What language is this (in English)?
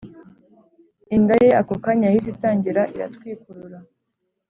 Kinyarwanda